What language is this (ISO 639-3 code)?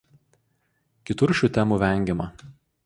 lit